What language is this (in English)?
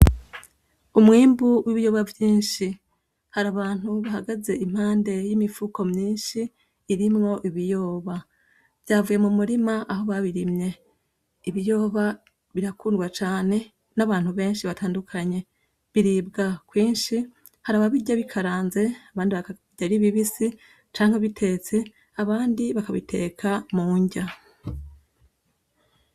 Rundi